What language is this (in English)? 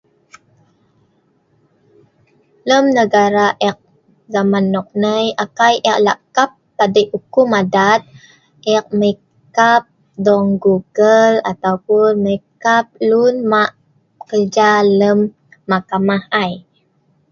Sa'ban